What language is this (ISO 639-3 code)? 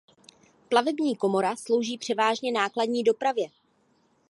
ces